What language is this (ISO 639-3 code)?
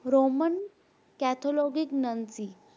pan